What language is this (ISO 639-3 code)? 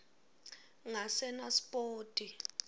ssw